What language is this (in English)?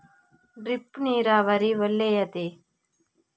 Kannada